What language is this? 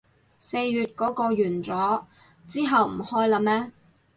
Cantonese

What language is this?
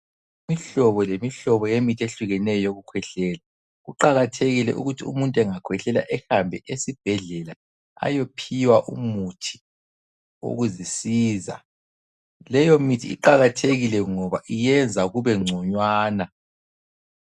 North Ndebele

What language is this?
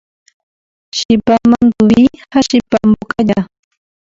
Guarani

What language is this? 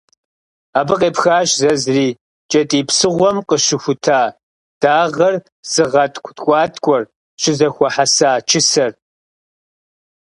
Kabardian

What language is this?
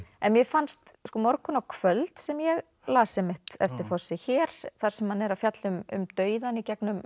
Icelandic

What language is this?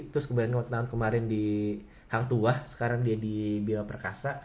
Indonesian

